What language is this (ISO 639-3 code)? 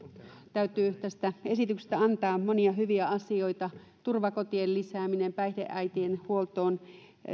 fin